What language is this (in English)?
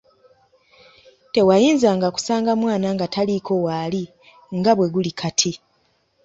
Ganda